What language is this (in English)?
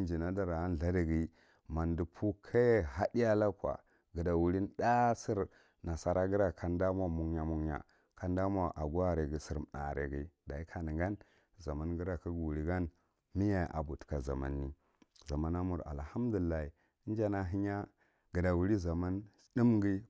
Marghi Central